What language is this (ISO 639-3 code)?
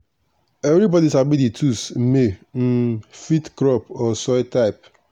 pcm